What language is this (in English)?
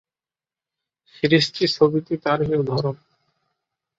Bangla